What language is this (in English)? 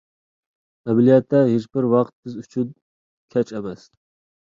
Uyghur